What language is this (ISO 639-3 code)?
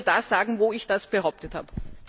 deu